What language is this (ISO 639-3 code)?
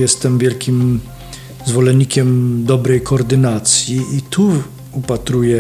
pol